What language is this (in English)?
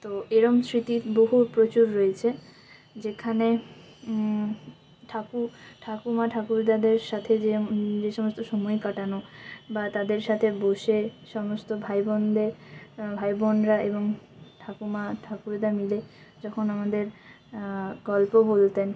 Bangla